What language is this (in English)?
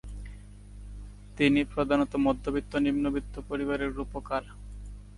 Bangla